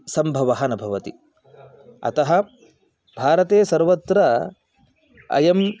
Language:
Sanskrit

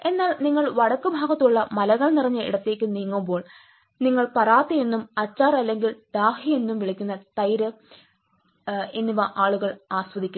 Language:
Malayalam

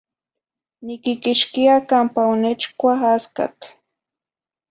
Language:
Zacatlán-Ahuacatlán-Tepetzintla Nahuatl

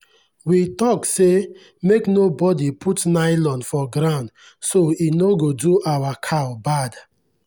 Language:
Nigerian Pidgin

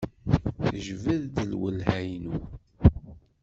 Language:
Kabyle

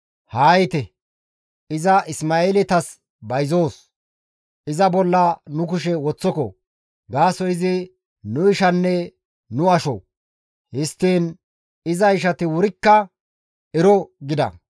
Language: Gamo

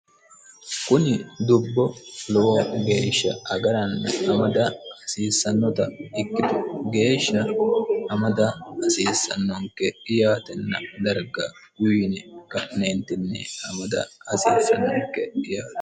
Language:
Sidamo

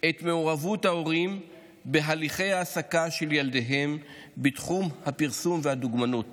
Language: Hebrew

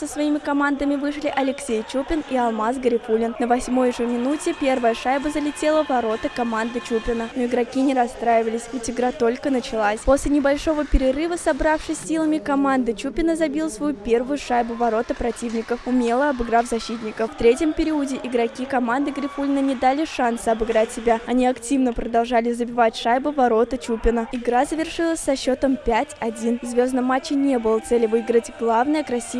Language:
Russian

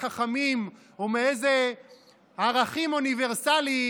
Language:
Hebrew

